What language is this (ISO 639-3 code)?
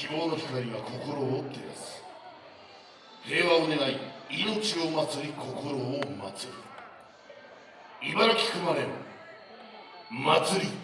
jpn